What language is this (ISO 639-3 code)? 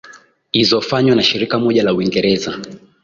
swa